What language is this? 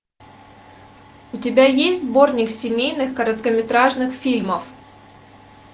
Russian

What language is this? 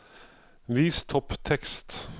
Norwegian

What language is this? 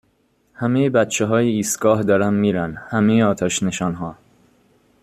Persian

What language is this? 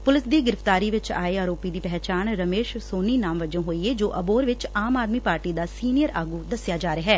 Punjabi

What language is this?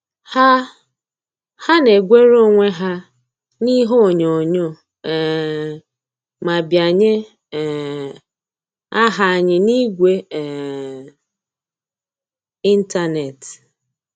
Igbo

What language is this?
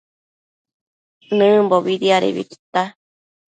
Matsés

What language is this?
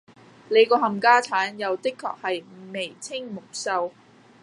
Cantonese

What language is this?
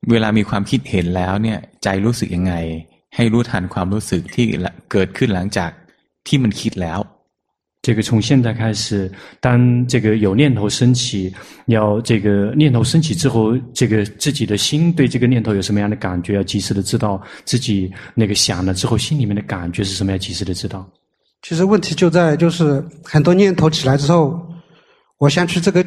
Chinese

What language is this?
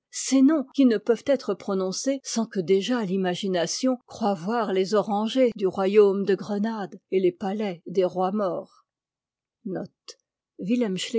French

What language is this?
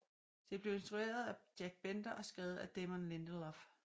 Danish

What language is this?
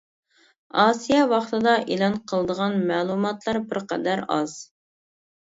Uyghur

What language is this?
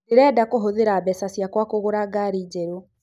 Kikuyu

